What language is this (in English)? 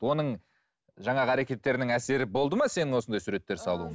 Kazakh